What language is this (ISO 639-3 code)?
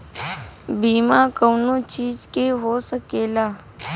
bho